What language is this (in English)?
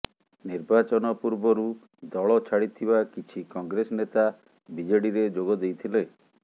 Odia